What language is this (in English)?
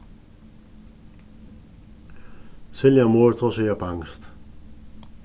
Faroese